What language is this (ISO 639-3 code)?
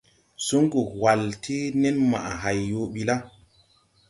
tui